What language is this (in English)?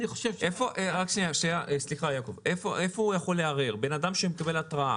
Hebrew